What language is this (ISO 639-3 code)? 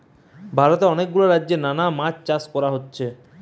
ben